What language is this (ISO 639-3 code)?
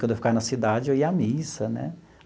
por